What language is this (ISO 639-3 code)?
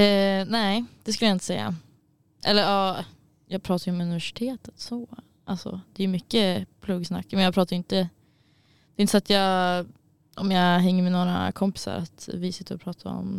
swe